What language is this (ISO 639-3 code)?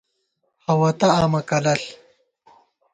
gwt